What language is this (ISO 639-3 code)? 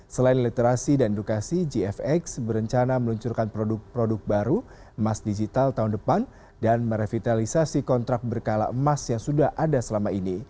ind